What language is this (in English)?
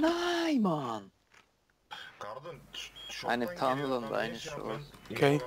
German